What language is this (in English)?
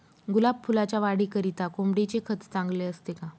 Marathi